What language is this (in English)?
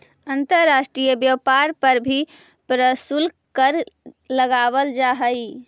Magahi